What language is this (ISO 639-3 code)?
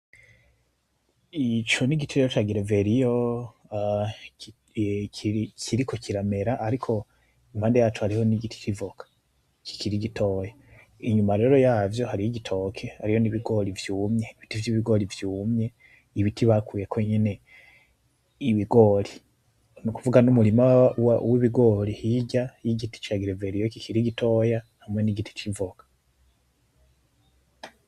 run